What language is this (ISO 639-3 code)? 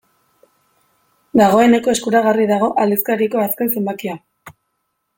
eus